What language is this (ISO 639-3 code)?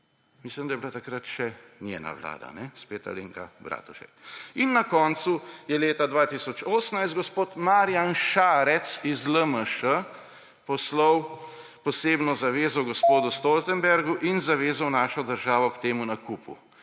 slv